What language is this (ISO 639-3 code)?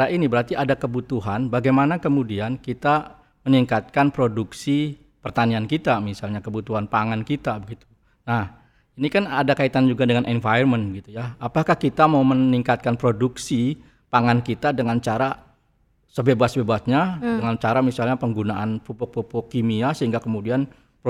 ind